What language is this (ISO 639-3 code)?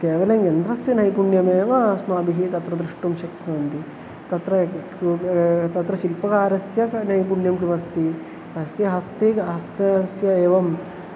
san